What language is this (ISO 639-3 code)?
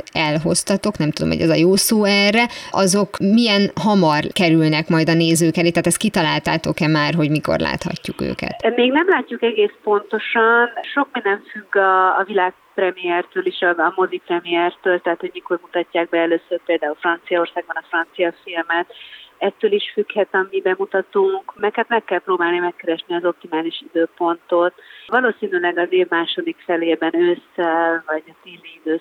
hun